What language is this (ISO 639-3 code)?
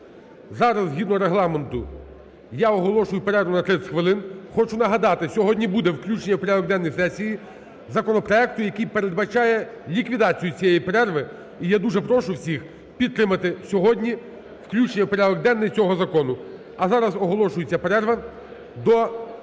ukr